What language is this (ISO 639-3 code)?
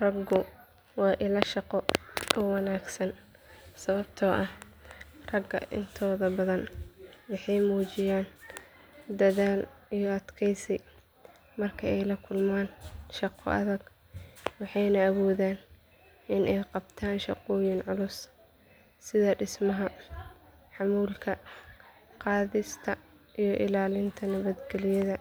som